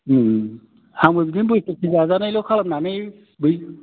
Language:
Bodo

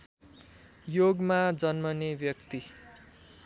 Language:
Nepali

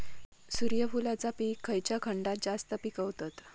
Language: Marathi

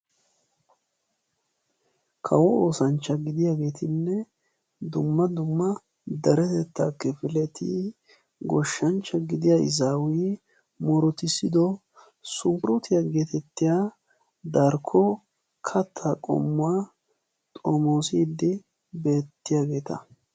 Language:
Wolaytta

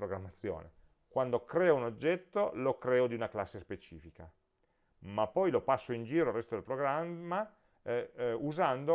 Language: Italian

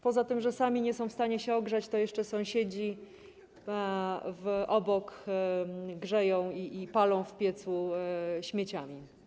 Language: Polish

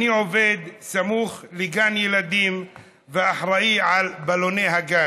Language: Hebrew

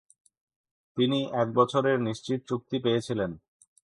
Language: Bangla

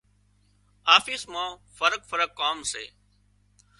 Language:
Wadiyara Koli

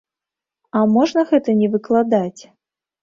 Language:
Belarusian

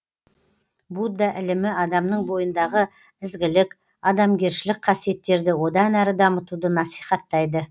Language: Kazakh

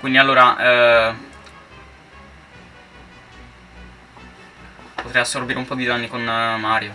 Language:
Italian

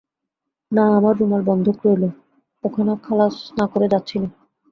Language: Bangla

